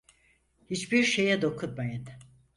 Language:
Turkish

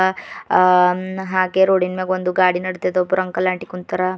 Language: Kannada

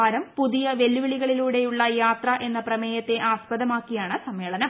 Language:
Malayalam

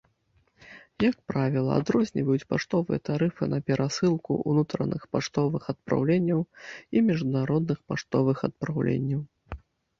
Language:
Belarusian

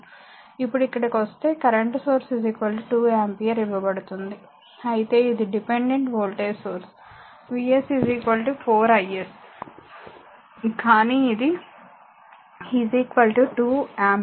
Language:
Telugu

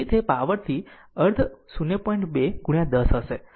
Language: Gujarati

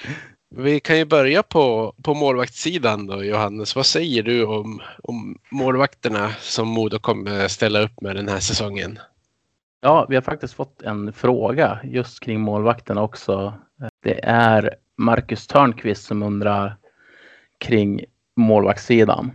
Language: Swedish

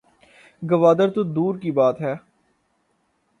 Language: Urdu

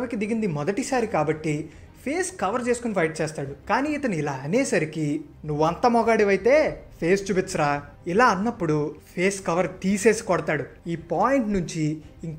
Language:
Hindi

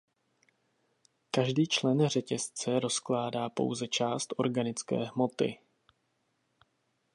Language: Czech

